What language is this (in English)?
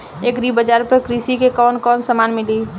Bhojpuri